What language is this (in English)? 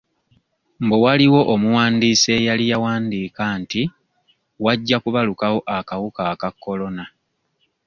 Ganda